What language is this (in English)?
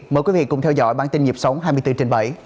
Vietnamese